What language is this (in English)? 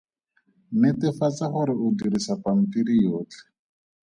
Tswana